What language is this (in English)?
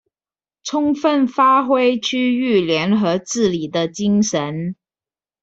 Chinese